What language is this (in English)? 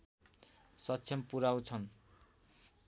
Nepali